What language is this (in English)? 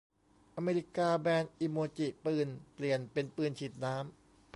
Thai